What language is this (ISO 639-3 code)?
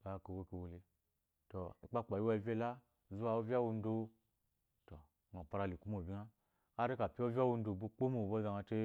afo